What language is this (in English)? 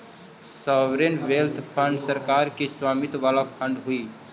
Magahi